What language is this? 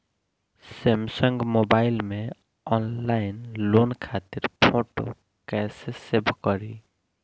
Bhojpuri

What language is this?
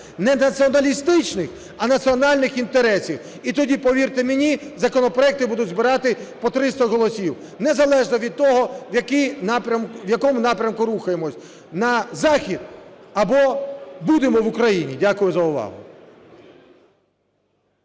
Ukrainian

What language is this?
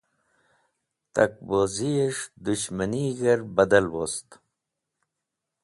Wakhi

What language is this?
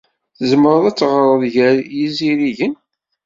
Kabyle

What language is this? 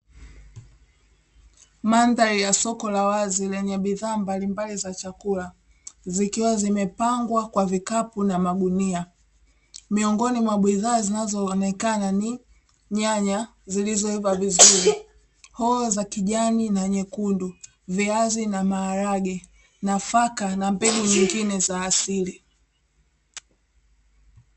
Swahili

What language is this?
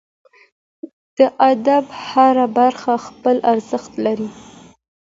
Pashto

